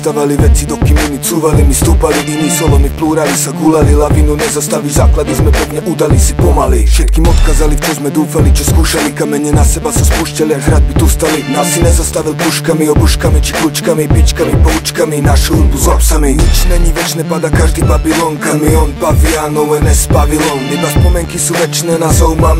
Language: Romanian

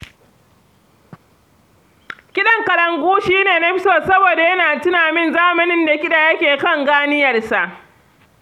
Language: Hausa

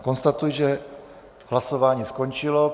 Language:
Czech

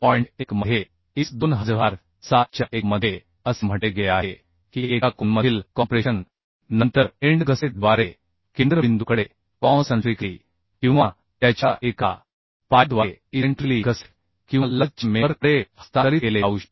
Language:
Marathi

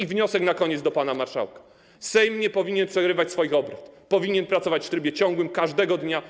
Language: Polish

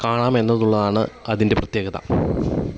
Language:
Malayalam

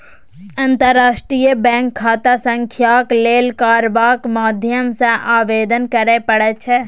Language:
Maithili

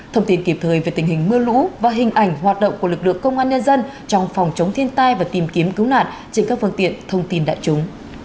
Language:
Vietnamese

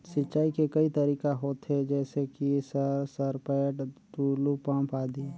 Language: Chhattisgarhi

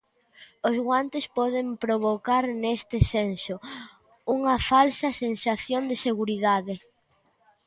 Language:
Galician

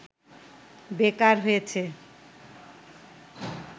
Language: Bangla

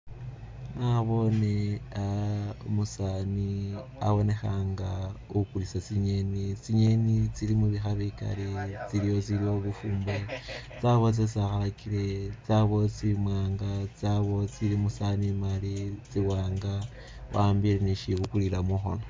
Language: Masaaba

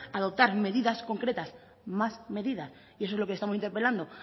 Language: Spanish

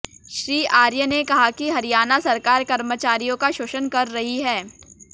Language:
Hindi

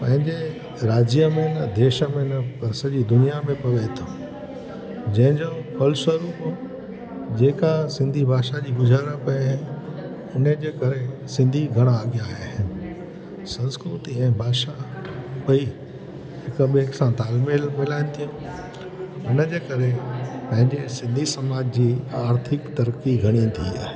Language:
Sindhi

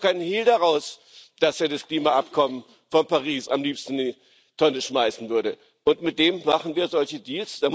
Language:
German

